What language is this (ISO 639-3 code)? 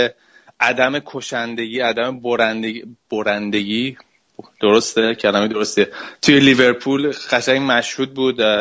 fas